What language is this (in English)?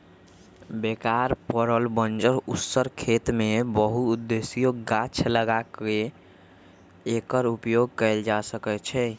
Magahi